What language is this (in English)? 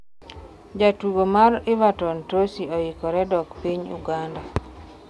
Luo (Kenya and Tanzania)